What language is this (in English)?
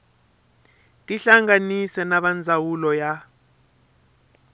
Tsonga